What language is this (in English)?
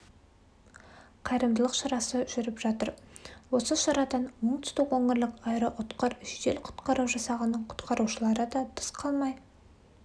Kazakh